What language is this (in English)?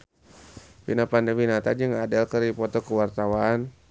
Sundanese